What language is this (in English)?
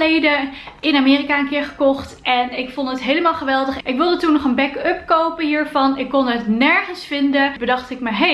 Dutch